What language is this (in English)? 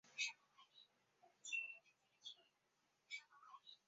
Chinese